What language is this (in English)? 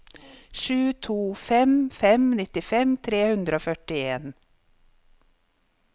Norwegian